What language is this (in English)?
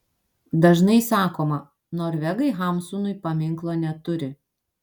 Lithuanian